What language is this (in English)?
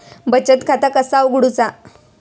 Marathi